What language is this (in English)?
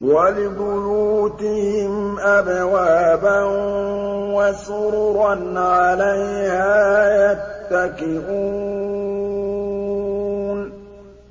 Arabic